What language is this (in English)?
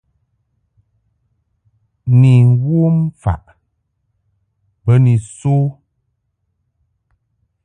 Mungaka